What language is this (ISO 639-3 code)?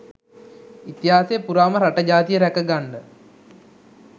sin